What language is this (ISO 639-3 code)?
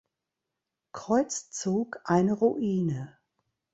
deu